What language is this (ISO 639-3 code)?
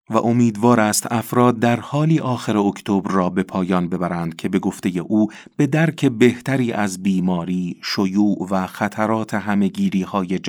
fas